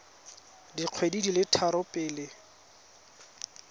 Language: Tswana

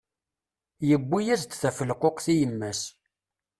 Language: Kabyle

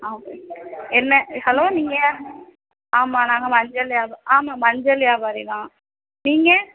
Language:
Tamil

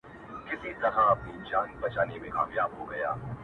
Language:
Pashto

